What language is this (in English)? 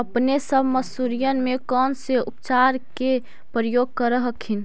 Magahi